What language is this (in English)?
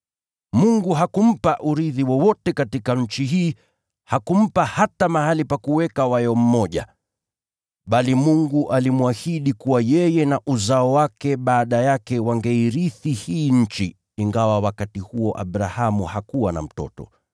Swahili